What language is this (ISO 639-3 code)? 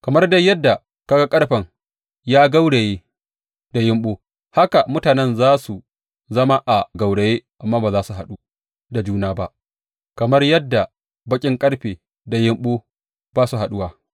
hau